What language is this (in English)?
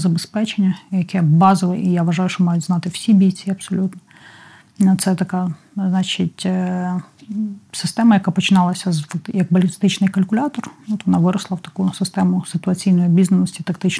Ukrainian